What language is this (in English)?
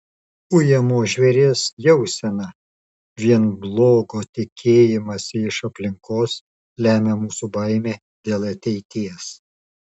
Lithuanian